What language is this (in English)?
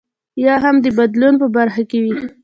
Pashto